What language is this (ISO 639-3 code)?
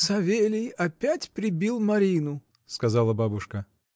rus